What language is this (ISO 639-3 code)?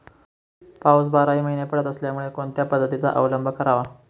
mar